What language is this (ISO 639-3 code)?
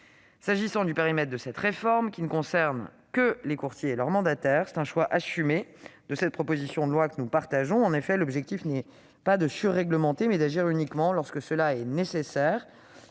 fra